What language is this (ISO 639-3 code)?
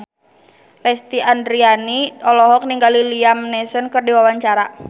sun